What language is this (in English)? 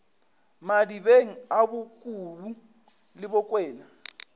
Northern Sotho